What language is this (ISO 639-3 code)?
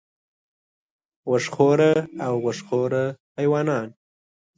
pus